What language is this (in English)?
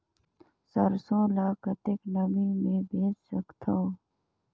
Chhattisgarhi